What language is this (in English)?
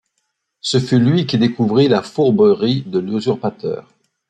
French